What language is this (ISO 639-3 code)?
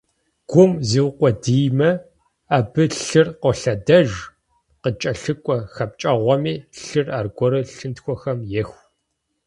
kbd